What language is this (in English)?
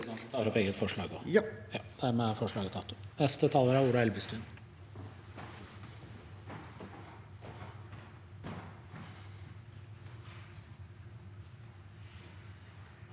Norwegian